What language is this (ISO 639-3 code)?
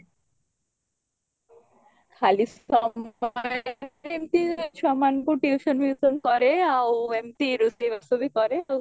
ori